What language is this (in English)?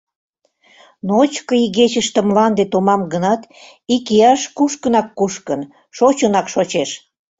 Mari